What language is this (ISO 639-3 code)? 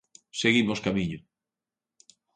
glg